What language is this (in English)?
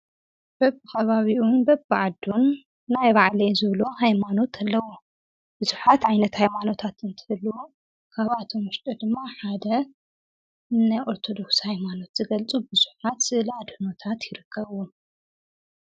Tigrinya